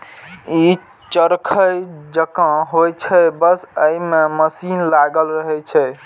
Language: Maithili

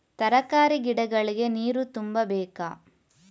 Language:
Kannada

